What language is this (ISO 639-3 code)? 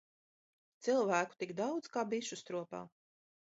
lav